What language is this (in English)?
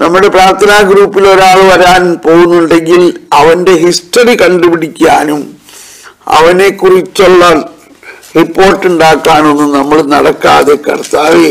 Malayalam